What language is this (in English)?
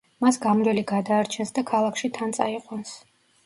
Georgian